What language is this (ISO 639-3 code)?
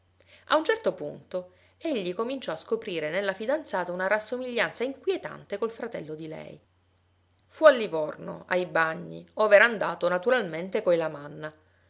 ita